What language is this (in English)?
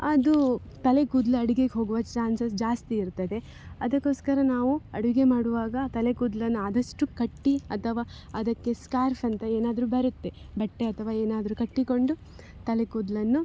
Kannada